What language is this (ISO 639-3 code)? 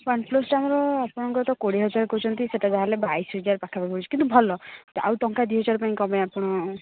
ori